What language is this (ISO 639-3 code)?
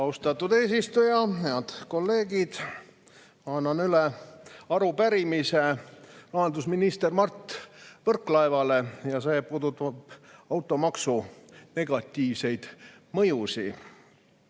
est